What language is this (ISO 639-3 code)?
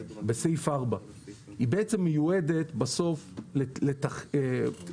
heb